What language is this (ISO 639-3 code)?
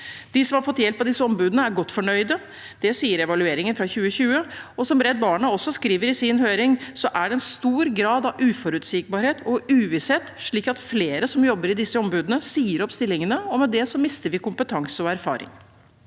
nor